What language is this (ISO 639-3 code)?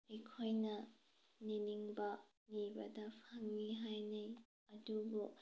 mni